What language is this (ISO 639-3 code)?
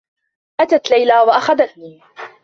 ara